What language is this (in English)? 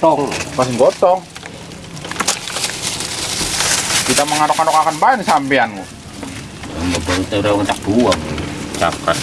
Indonesian